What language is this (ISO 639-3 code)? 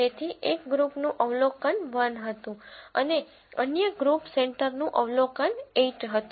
guj